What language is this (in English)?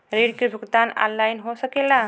Bhojpuri